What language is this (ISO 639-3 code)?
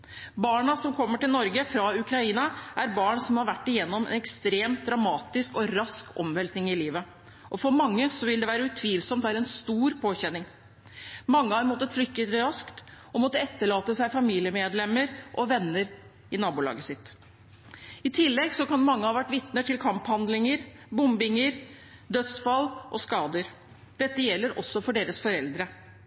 nob